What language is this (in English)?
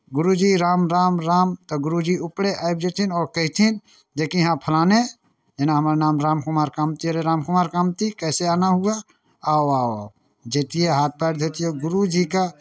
Maithili